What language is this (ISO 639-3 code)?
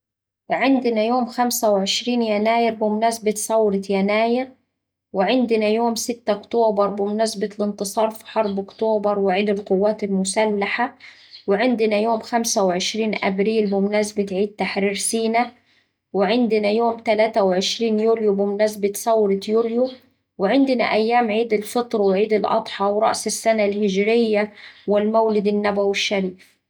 aec